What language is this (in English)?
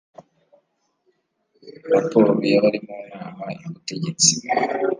Kinyarwanda